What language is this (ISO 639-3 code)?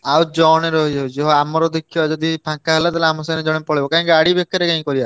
ori